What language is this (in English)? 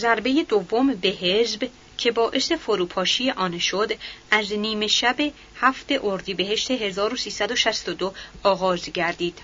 Persian